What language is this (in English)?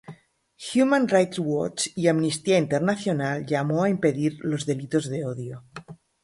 Spanish